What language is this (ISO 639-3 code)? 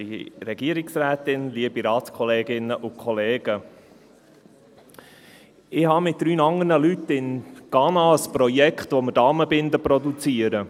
gsw